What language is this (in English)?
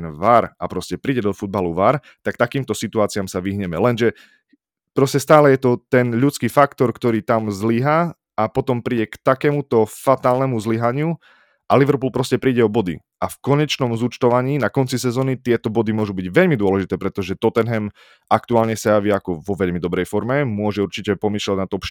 Slovak